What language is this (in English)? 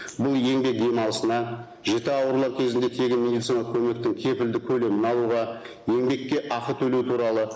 Kazakh